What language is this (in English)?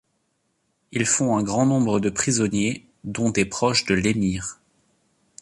French